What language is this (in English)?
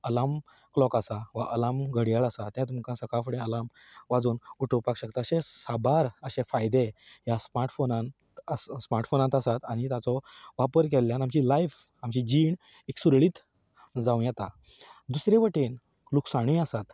Konkani